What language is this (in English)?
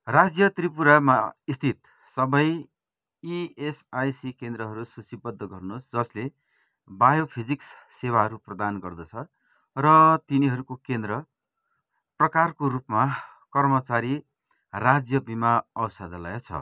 Nepali